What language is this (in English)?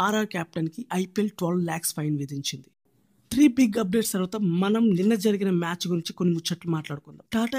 Telugu